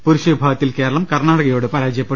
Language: Malayalam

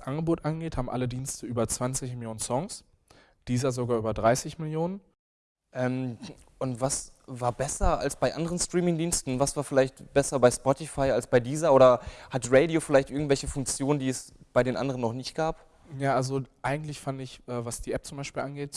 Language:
German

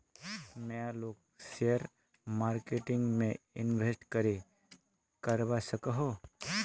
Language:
Magahi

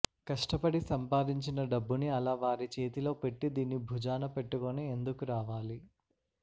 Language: Telugu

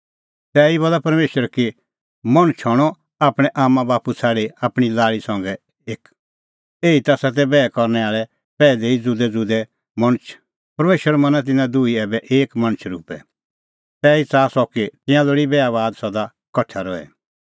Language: Kullu Pahari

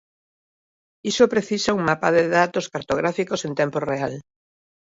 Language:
Galician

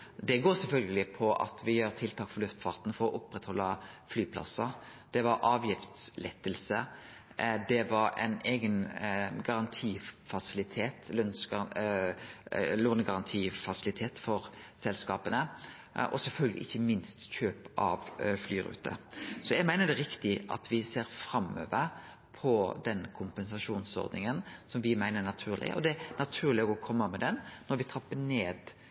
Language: Norwegian Nynorsk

